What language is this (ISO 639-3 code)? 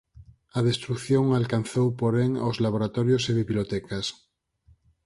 glg